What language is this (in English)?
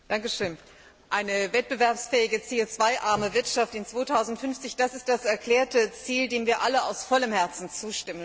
German